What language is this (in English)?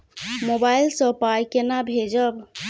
Maithili